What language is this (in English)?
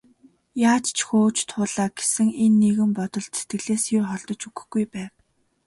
Mongolian